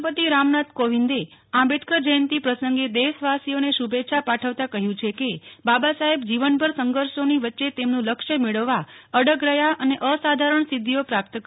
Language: Gujarati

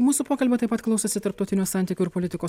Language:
Lithuanian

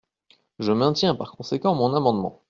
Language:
French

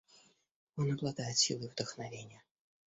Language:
Russian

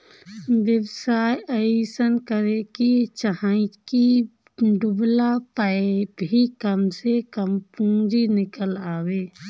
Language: Bhojpuri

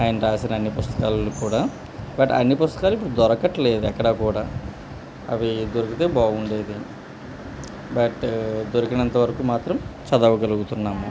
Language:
Telugu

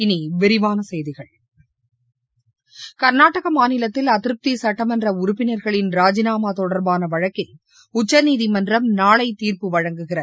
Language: Tamil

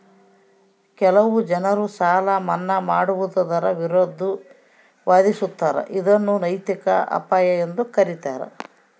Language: Kannada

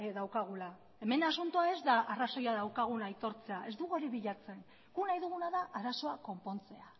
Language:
Basque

